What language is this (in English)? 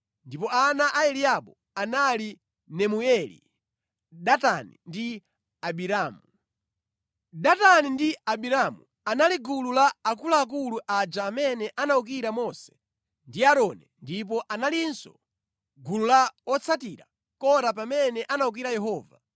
Nyanja